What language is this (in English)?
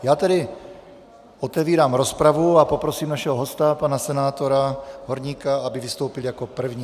Czech